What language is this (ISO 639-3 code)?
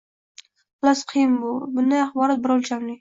uzb